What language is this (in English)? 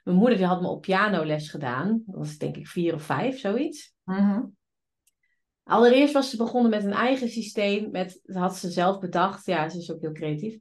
Dutch